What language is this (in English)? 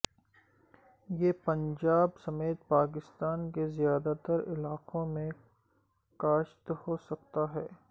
Urdu